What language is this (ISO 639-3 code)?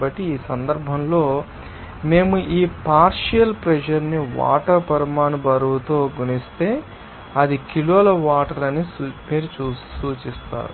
tel